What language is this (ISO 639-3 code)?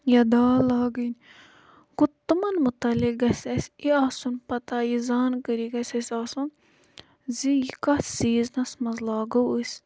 kas